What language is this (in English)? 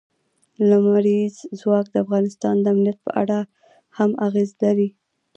Pashto